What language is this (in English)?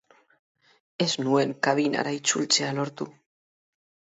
Basque